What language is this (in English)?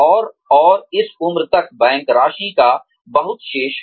Hindi